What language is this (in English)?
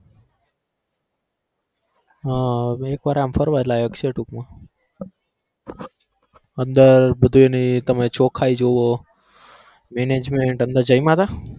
Gujarati